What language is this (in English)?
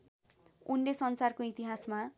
Nepali